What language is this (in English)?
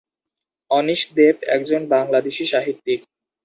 Bangla